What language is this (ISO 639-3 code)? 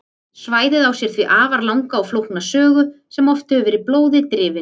isl